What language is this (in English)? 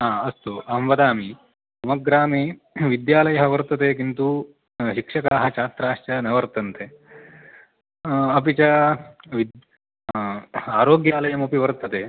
Sanskrit